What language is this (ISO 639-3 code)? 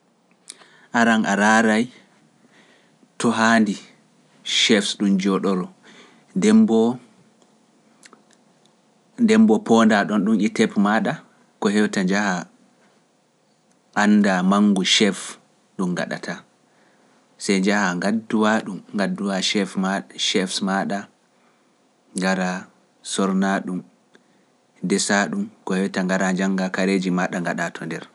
fuf